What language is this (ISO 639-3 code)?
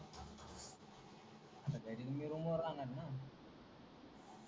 mar